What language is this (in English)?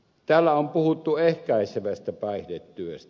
Finnish